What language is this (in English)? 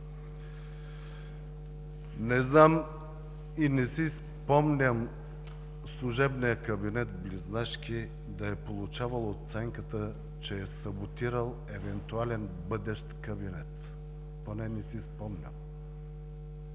Bulgarian